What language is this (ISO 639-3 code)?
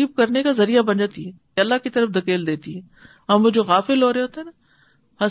urd